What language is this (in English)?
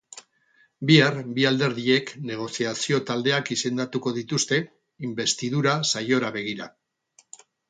Basque